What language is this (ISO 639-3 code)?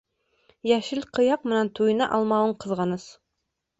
bak